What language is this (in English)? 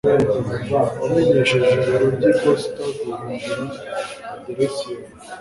Kinyarwanda